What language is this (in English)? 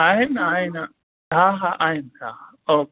Sindhi